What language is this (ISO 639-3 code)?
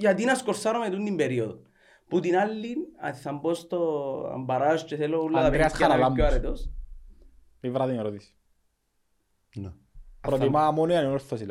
ell